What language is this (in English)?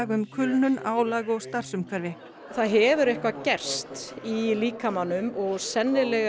Icelandic